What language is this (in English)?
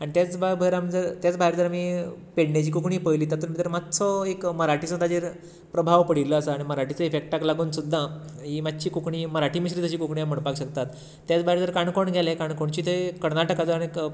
Konkani